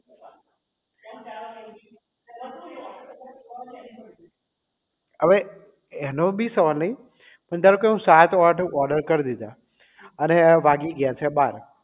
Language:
Gujarati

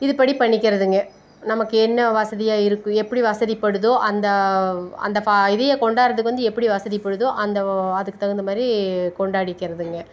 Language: Tamil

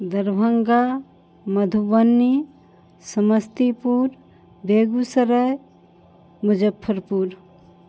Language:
Maithili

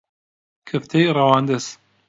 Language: Central Kurdish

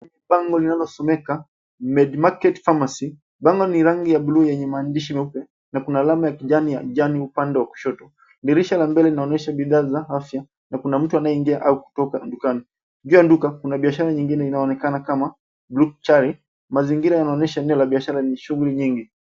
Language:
Swahili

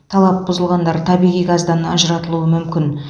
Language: Kazakh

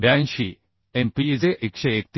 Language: Marathi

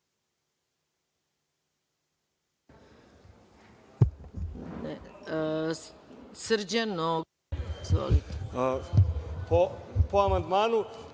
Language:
Serbian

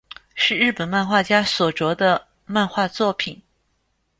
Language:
Chinese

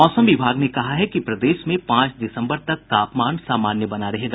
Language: Hindi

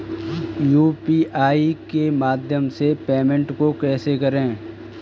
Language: Hindi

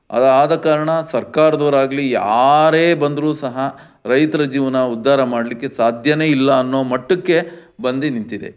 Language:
Kannada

